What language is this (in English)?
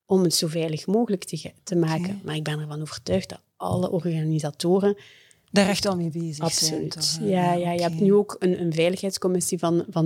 Dutch